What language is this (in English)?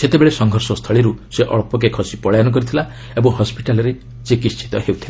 Odia